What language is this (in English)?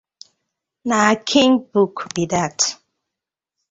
Nigerian Pidgin